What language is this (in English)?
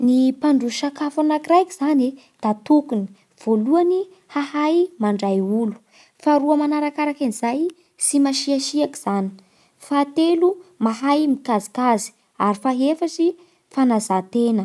Bara Malagasy